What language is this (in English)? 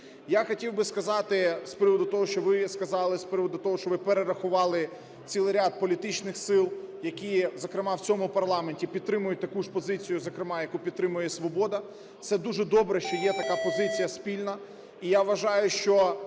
Ukrainian